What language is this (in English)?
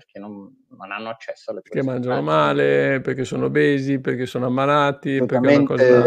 Italian